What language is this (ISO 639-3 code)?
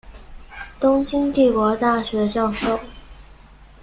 zho